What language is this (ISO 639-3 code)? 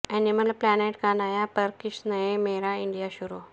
urd